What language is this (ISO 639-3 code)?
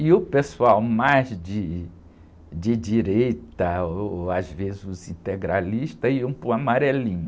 por